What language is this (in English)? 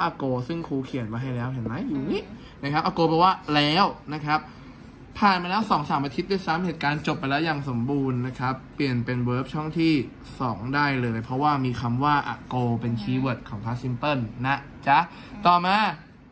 Thai